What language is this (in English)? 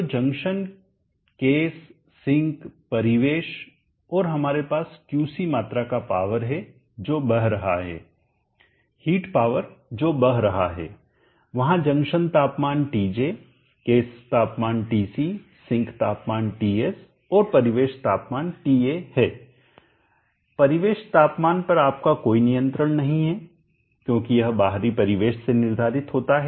Hindi